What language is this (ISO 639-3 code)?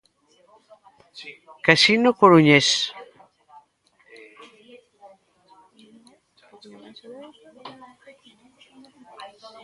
glg